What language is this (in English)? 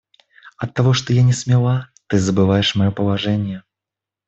Russian